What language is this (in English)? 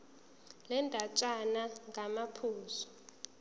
Zulu